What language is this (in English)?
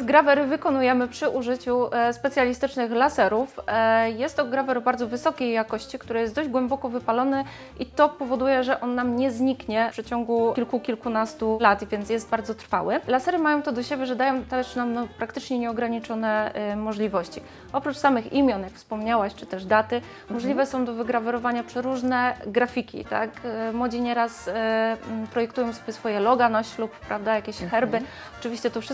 Polish